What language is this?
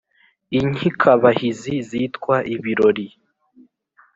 Kinyarwanda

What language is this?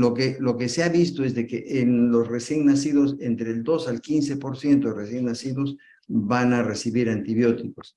Spanish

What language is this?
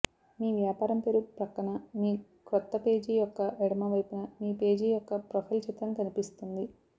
Telugu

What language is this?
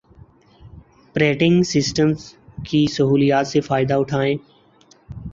Urdu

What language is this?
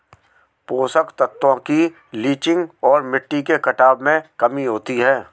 Hindi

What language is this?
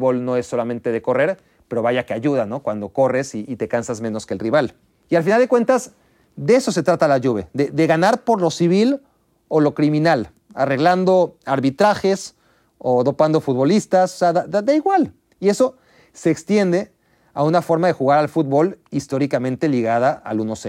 Spanish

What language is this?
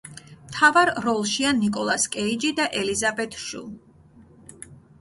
Georgian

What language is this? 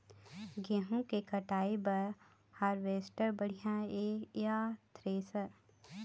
Chhattisgarhi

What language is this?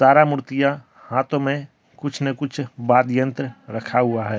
Hindi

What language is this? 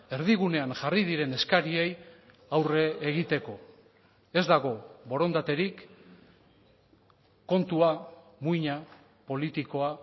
Basque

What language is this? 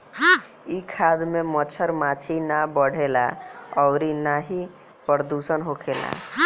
Bhojpuri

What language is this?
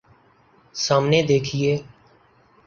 Urdu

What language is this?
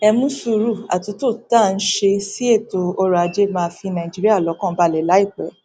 Yoruba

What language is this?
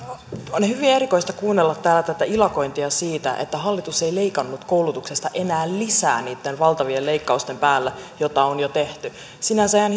Finnish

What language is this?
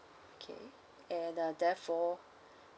English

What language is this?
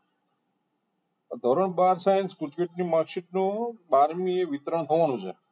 Gujarati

